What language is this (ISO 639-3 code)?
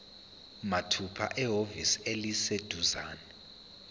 zul